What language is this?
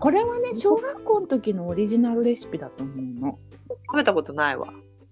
Japanese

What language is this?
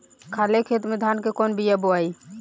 Bhojpuri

